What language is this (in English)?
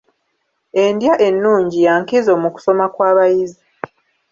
Ganda